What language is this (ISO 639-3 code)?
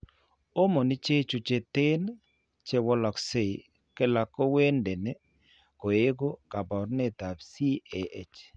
kln